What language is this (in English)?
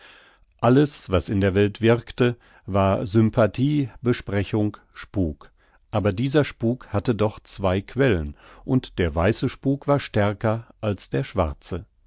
German